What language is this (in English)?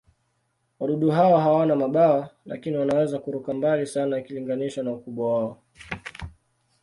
Swahili